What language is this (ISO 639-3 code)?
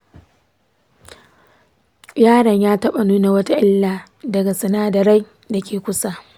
hau